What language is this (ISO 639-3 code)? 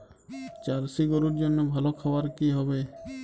ben